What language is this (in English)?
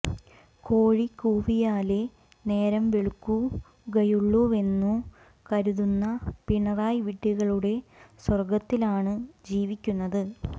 Malayalam